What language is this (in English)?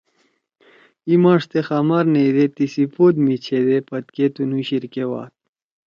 Torwali